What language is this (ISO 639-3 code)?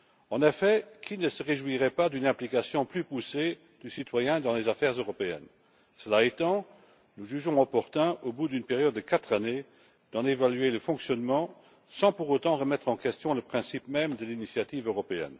fra